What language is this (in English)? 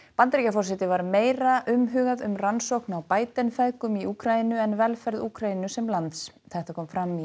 Icelandic